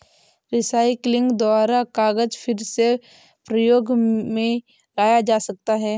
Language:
Hindi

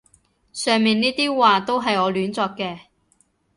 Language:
Cantonese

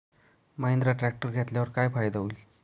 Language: Marathi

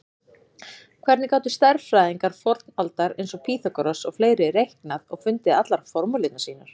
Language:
Icelandic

